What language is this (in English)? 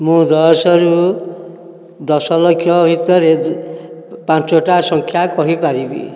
Odia